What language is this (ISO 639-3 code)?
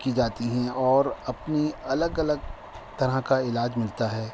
urd